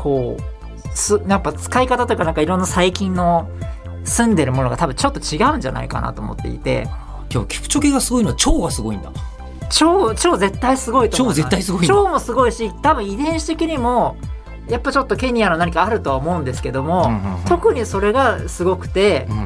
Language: Japanese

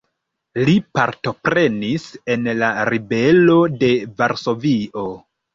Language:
Esperanto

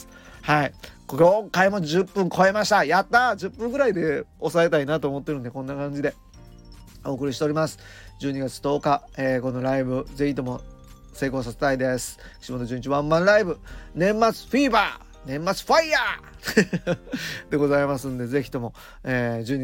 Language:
Japanese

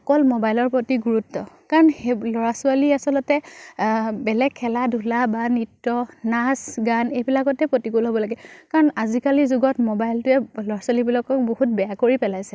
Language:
Assamese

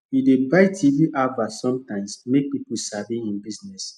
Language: Nigerian Pidgin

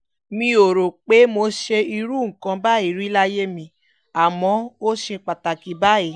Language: Yoruba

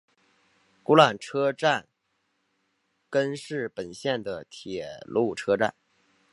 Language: Chinese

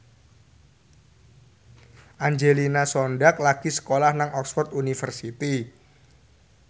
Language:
Javanese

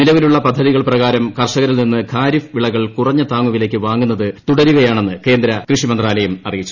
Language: Malayalam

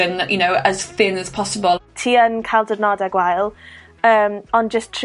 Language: Welsh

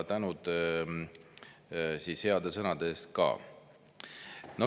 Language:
Estonian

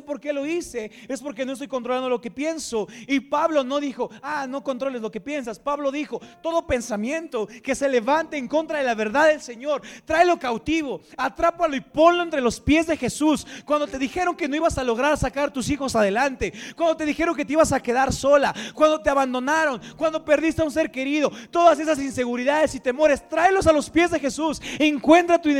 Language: Spanish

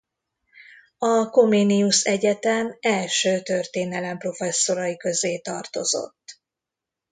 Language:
Hungarian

